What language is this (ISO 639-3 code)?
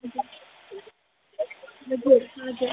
nep